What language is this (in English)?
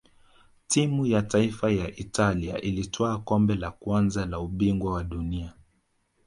Swahili